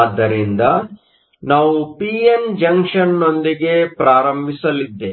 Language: Kannada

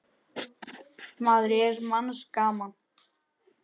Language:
Icelandic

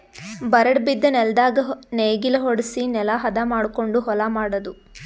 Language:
Kannada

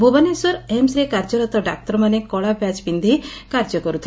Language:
Odia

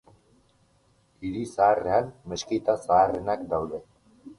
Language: Basque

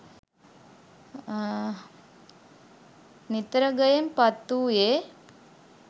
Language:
Sinhala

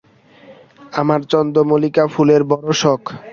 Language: Bangla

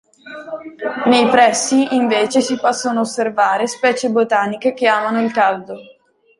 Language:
Italian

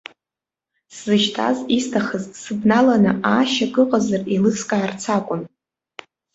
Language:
Abkhazian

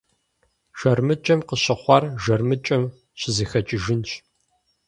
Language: Kabardian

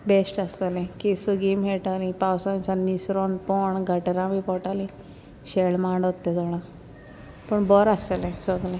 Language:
Konkani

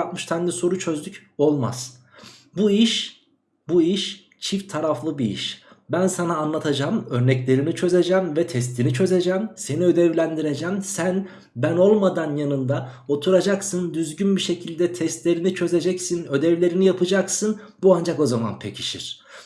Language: Turkish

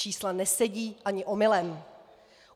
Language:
Czech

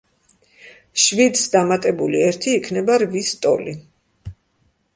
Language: Georgian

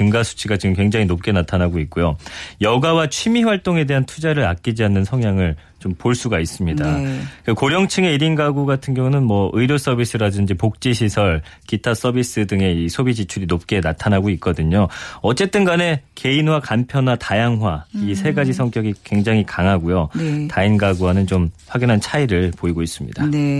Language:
Korean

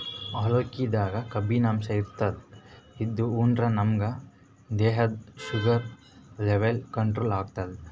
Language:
Kannada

